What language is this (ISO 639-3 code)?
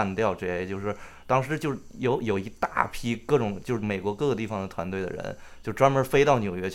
zho